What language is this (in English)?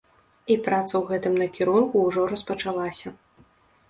Belarusian